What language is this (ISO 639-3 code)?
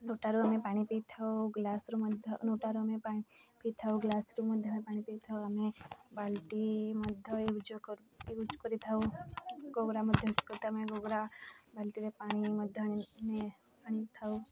ori